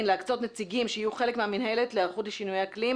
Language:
Hebrew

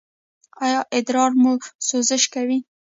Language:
Pashto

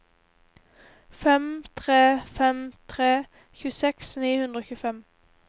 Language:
Norwegian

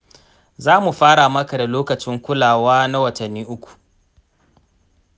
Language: Hausa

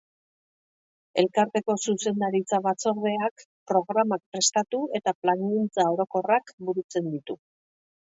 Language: Basque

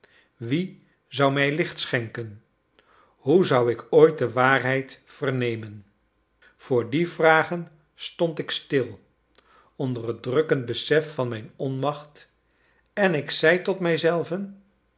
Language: Dutch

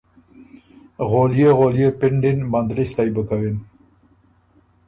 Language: Ormuri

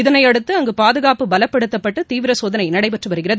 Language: Tamil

